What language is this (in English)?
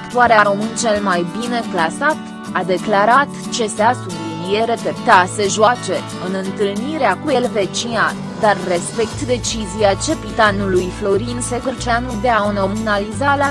Romanian